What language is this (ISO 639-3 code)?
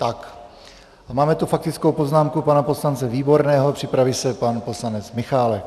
ces